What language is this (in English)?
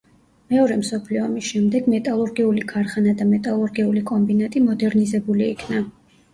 Georgian